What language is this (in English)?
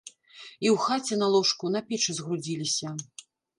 Belarusian